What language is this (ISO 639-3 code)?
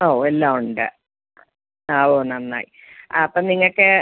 mal